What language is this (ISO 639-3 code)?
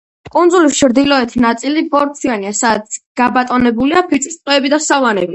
kat